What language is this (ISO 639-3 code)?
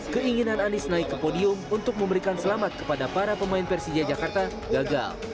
ind